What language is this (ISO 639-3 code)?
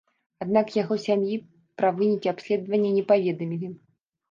bel